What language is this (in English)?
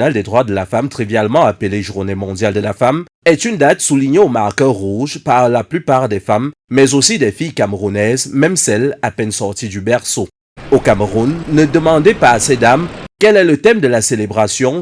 French